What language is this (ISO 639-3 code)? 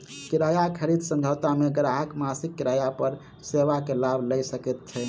mai